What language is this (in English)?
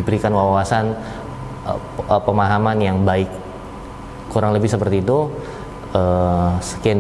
Indonesian